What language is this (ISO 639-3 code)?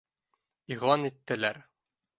bak